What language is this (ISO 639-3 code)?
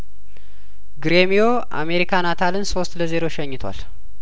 amh